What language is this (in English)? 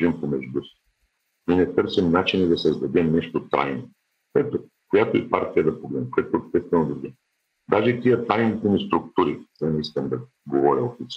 Bulgarian